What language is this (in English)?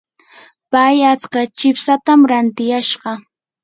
Yanahuanca Pasco Quechua